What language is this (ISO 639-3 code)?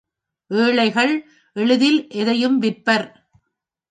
tam